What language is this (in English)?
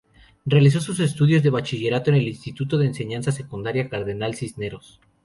Spanish